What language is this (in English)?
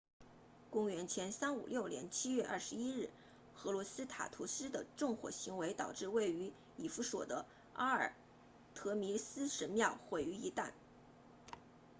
Chinese